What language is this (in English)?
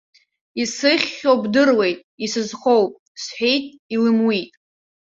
Abkhazian